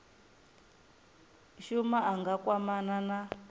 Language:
Venda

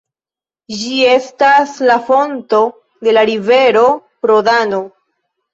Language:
Esperanto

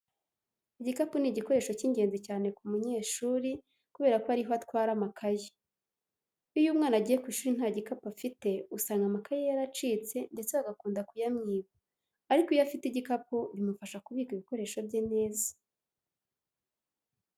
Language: Kinyarwanda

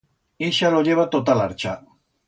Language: Aragonese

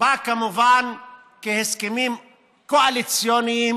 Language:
Hebrew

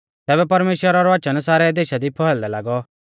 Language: Mahasu Pahari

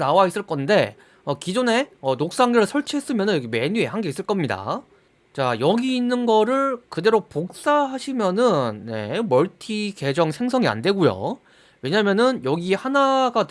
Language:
Korean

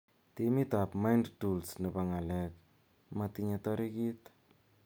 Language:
Kalenjin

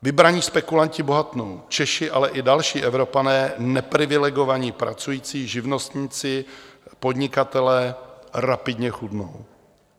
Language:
Czech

